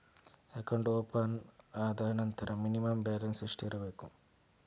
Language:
Kannada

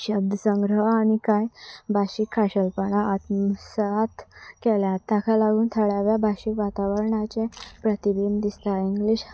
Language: Konkani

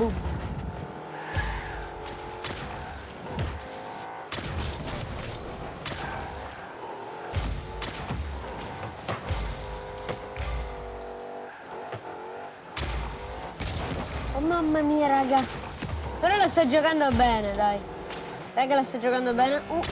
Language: Italian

